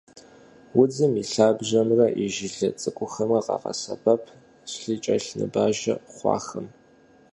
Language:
Kabardian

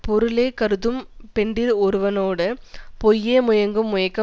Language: Tamil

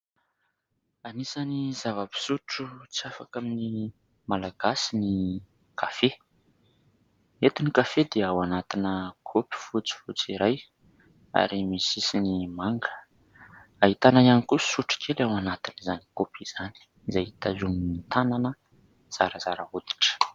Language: Malagasy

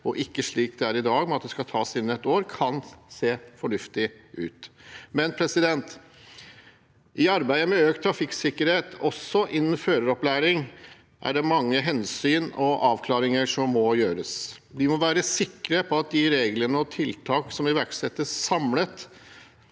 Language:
Norwegian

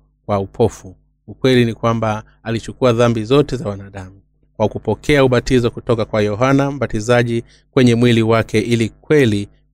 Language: Swahili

